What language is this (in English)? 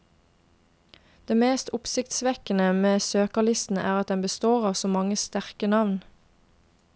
Norwegian